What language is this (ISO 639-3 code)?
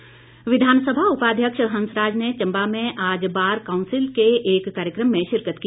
hin